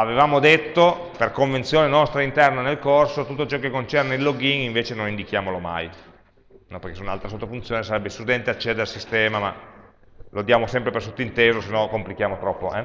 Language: Italian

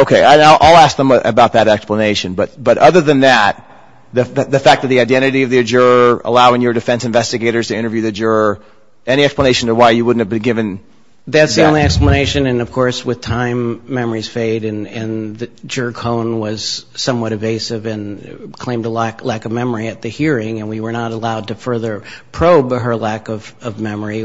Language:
English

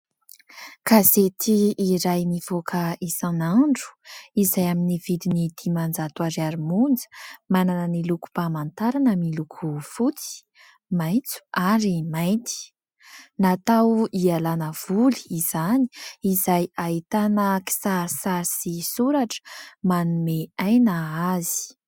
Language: Malagasy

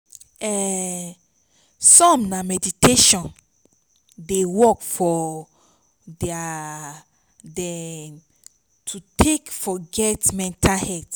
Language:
Nigerian Pidgin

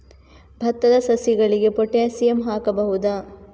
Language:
Kannada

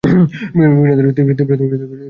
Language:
Bangla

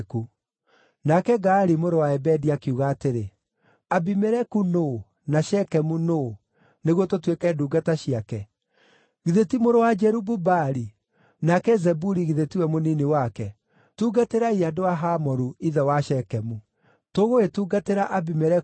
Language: Kikuyu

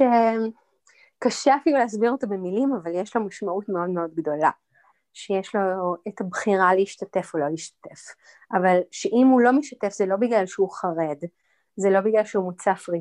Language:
Hebrew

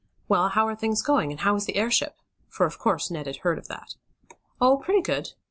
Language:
English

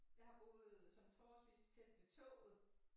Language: Danish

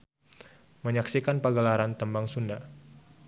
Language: Sundanese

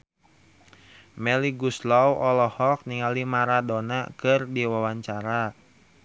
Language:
Sundanese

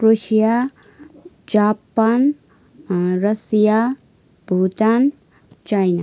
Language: Nepali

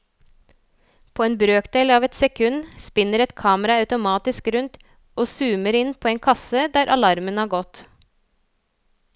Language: Norwegian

